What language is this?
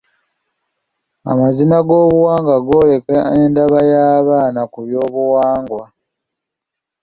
Ganda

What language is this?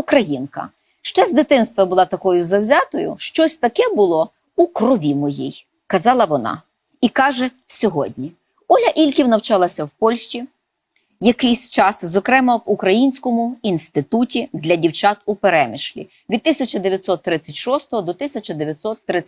Ukrainian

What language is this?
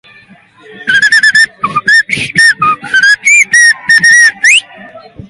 Basque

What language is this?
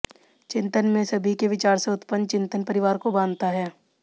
Hindi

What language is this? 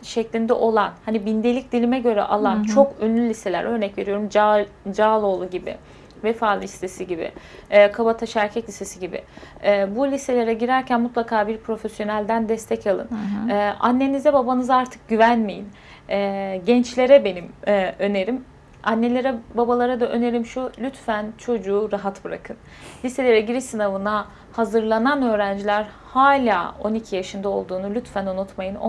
Turkish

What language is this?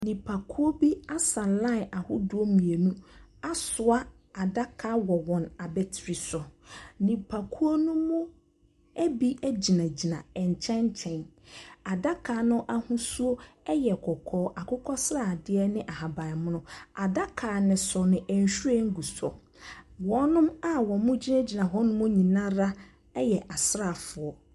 Akan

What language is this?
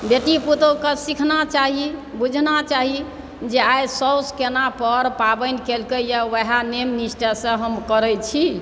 Maithili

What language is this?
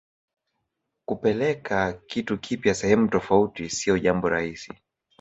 Swahili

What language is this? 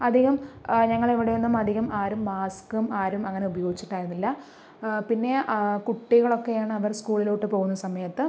Malayalam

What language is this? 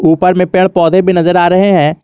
Hindi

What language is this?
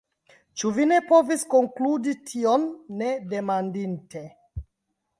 Esperanto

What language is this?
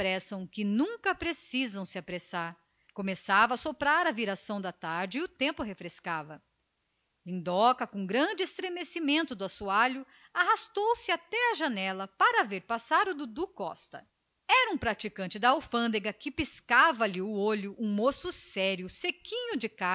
Portuguese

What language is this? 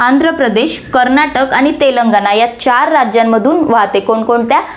Marathi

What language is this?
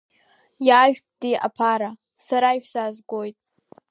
Abkhazian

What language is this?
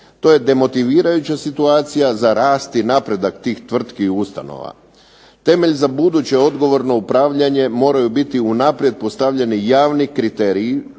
Croatian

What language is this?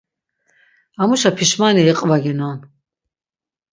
Laz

